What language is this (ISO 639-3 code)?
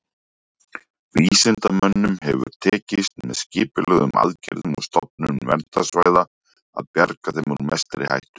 isl